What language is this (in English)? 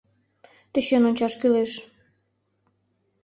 Mari